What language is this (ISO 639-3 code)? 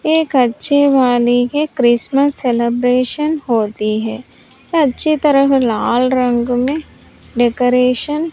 hin